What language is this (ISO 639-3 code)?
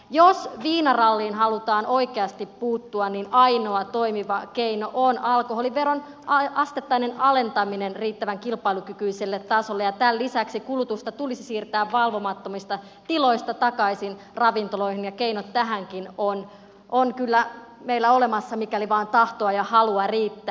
fin